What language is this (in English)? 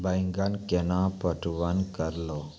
Maithili